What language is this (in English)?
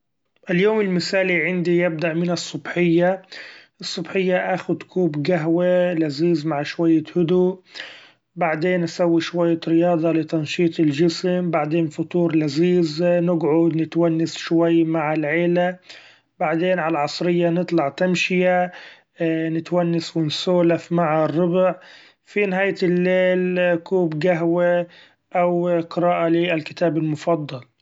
Gulf Arabic